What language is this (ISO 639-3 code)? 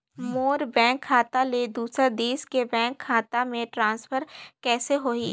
hne